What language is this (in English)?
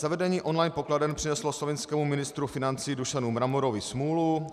Czech